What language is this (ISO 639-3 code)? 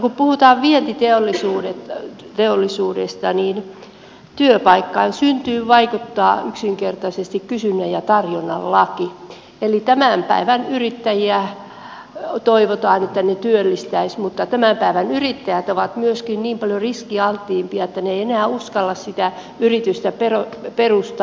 fin